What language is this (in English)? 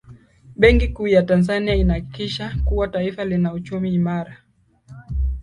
Swahili